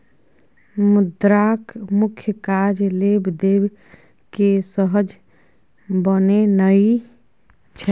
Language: Maithili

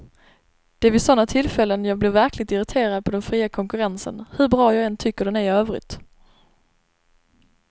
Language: Swedish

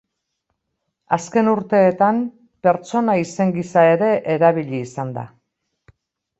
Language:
Basque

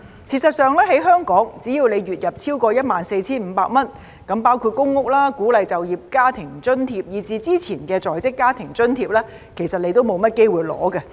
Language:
Cantonese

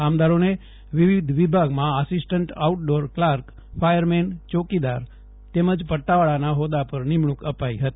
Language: Gujarati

